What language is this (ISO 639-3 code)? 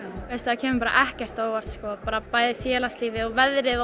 isl